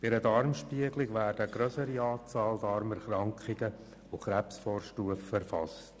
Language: Swiss German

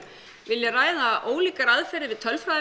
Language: Icelandic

